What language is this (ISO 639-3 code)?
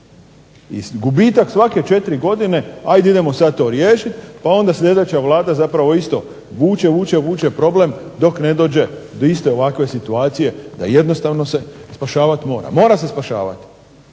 hrv